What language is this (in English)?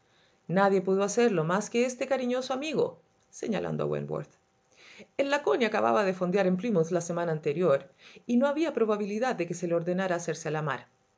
Spanish